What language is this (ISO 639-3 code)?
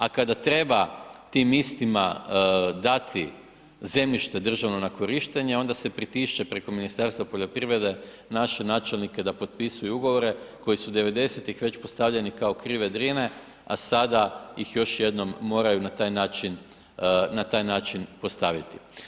hrv